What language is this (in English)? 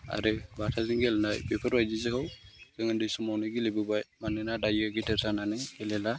Bodo